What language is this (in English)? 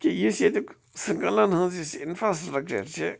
Kashmiri